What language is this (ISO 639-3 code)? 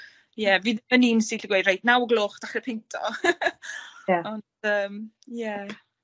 cym